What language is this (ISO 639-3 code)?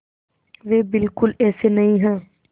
hin